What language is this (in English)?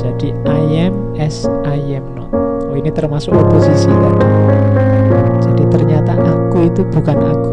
Indonesian